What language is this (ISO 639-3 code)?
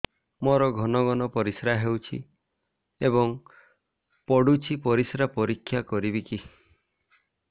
ori